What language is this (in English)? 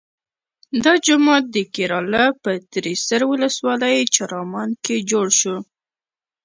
Pashto